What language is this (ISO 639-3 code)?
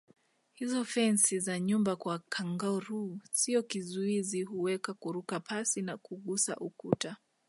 swa